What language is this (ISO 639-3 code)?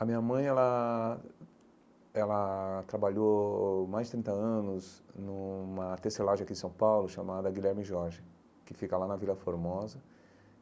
por